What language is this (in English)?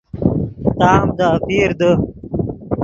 Yidgha